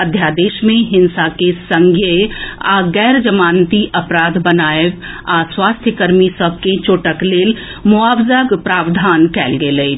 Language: Maithili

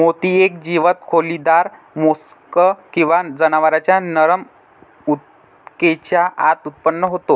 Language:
Marathi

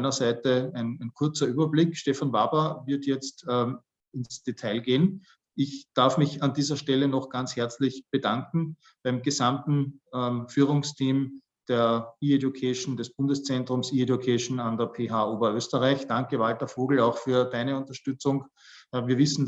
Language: German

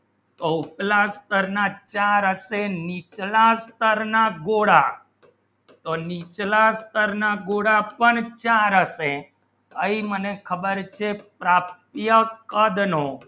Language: Gujarati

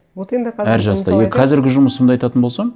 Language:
Kazakh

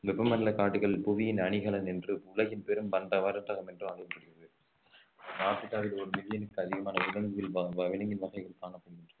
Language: Tamil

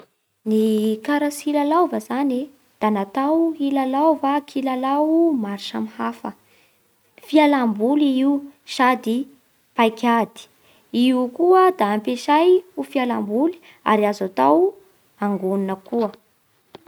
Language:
Bara Malagasy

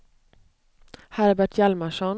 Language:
Swedish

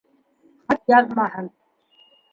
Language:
Bashkir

